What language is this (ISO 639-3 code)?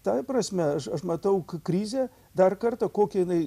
lit